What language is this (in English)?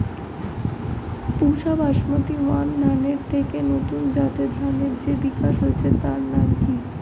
Bangla